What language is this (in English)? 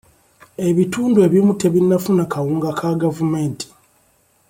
Ganda